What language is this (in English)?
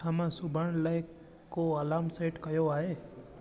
Sindhi